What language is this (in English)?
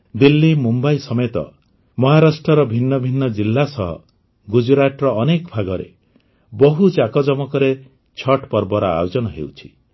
Odia